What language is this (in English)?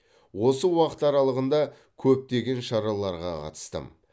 Kazakh